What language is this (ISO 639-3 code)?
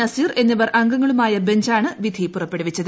mal